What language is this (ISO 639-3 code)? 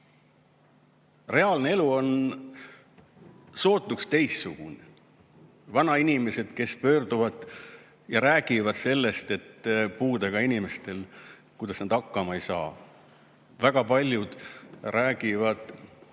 est